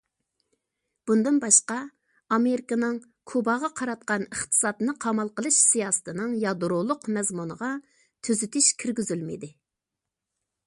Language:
Uyghur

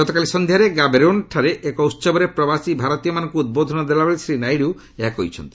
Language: Odia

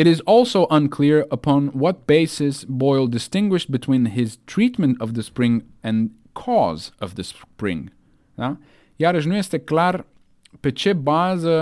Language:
Romanian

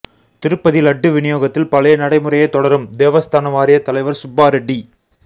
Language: Tamil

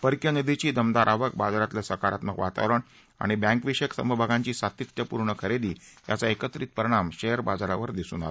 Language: Marathi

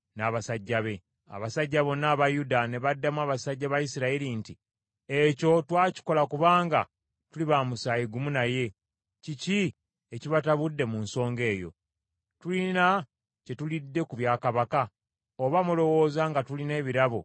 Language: Ganda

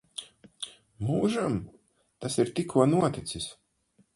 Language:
Latvian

